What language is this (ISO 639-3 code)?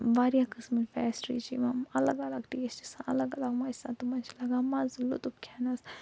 kas